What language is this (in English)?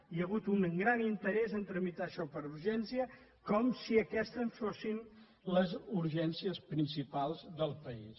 Catalan